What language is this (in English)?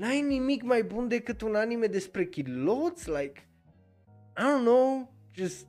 Romanian